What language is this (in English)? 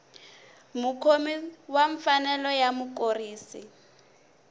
Tsonga